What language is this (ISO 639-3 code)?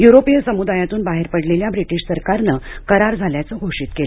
mar